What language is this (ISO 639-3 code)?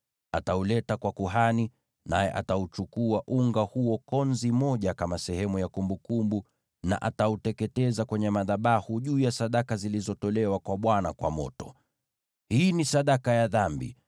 swa